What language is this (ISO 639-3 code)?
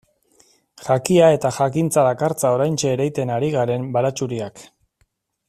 eus